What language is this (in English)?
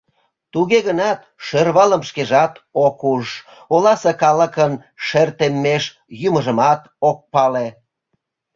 Mari